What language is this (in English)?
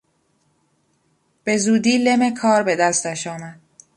Persian